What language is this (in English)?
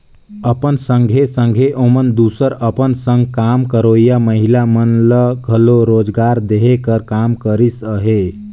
Chhattisgarhi